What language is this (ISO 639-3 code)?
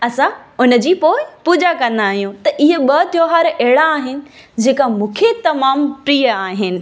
snd